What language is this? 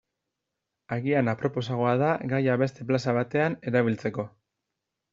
Basque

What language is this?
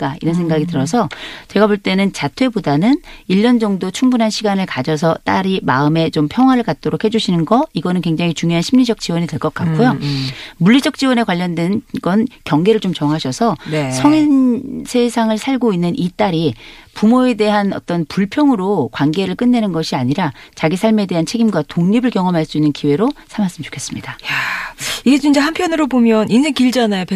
Korean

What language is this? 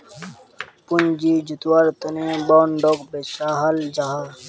Magahi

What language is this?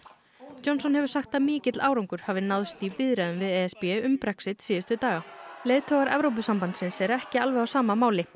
Icelandic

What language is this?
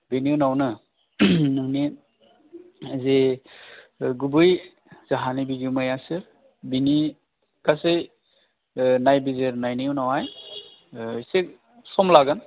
Bodo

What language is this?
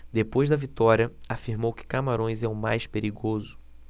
Portuguese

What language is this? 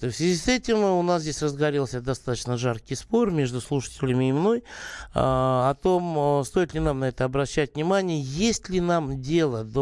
Russian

